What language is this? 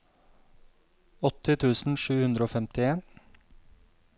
Norwegian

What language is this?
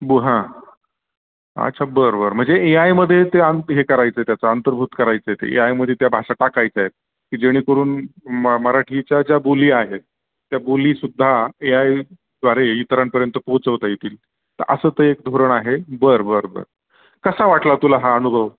Marathi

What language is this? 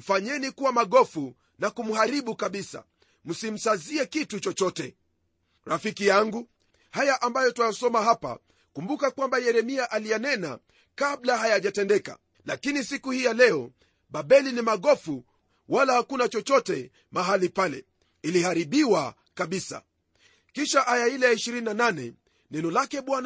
Swahili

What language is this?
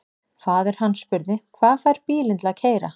Icelandic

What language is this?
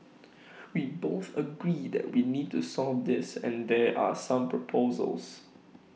English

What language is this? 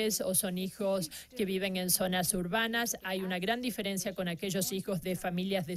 Spanish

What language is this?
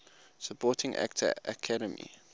English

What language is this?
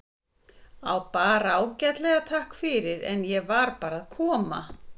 Icelandic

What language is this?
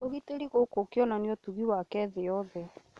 Kikuyu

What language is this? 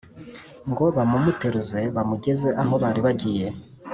Kinyarwanda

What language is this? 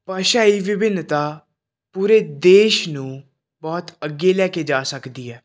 Punjabi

